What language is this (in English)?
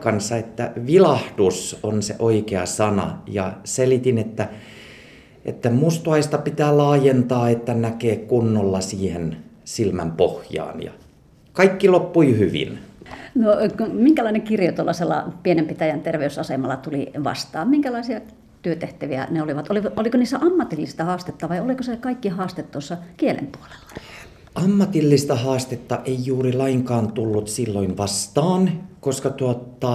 Finnish